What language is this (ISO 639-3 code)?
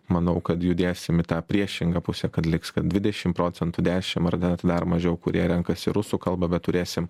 lit